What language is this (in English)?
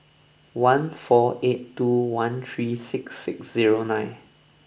English